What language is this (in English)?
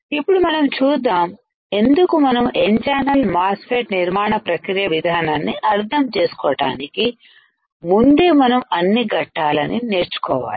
Telugu